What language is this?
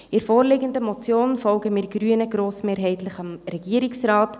Swiss German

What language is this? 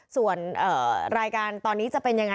Thai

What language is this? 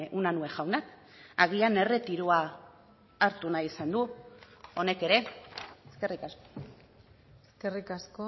Basque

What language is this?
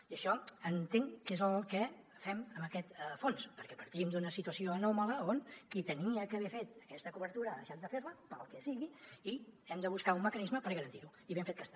Catalan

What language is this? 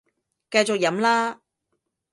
Cantonese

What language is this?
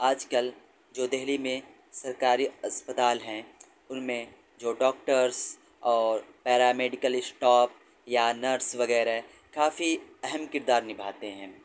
Urdu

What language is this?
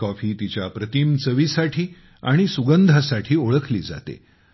Marathi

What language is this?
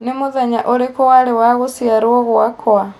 Kikuyu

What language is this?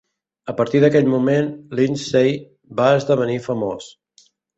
Catalan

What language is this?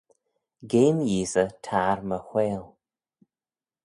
Manx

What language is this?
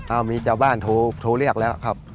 Thai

